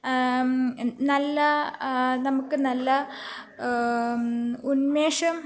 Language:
Malayalam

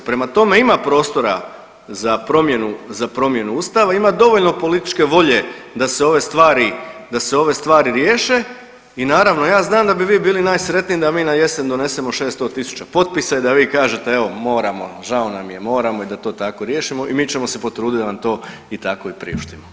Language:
Croatian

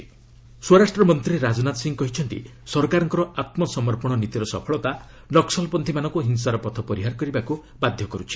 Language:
Odia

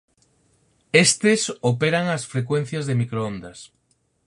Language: Galician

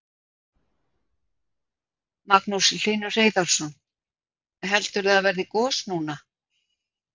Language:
Icelandic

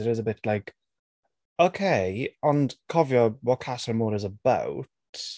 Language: Welsh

